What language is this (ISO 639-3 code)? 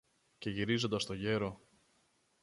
ell